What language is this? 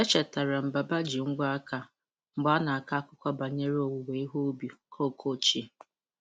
Igbo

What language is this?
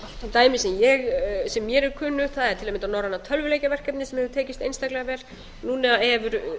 Icelandic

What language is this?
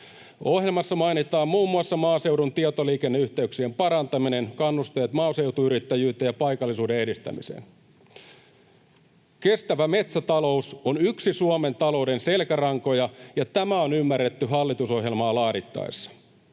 Finnish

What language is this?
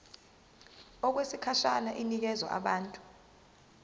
Zulu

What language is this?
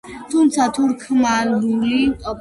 Georgian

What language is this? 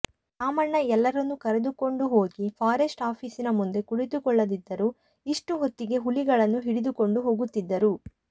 Kannada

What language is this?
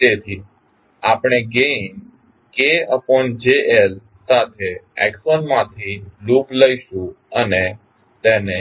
Gujarati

